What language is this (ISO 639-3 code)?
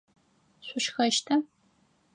ady